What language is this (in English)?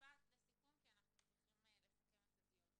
Hebrew